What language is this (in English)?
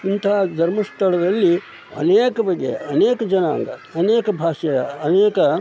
Kannada